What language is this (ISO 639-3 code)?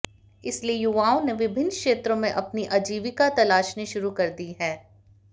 hin